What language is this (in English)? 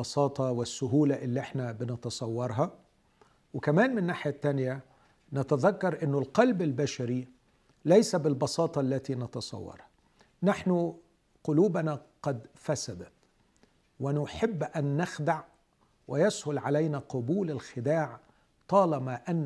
Arabic